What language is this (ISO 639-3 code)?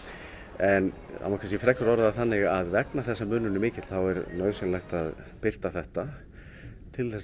isl